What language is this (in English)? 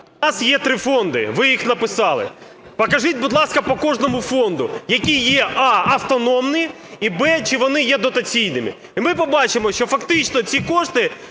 Ukrainian